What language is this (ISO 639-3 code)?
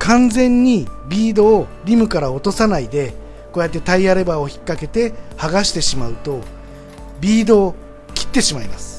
jpn